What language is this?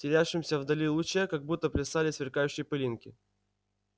Russian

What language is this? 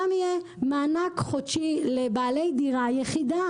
Hebrew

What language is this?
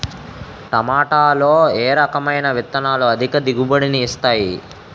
Telugu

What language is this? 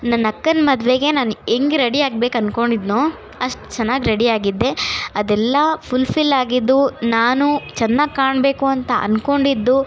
Kannada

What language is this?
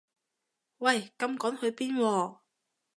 Cantonese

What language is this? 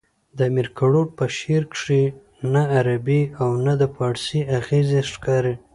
Pashto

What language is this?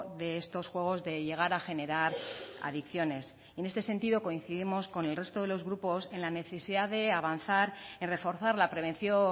Spanish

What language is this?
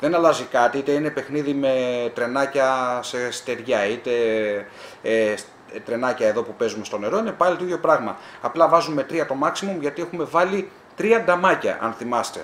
Greek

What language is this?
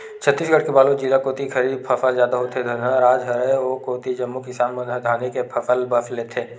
Chhattisgarhi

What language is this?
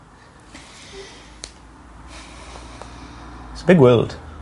Welsh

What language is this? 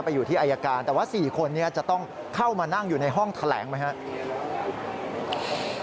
Thai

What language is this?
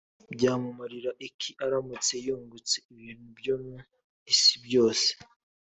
Kinyarwanda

